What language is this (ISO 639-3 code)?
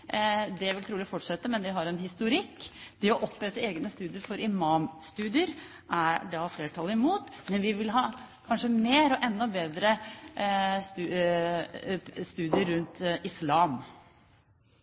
nob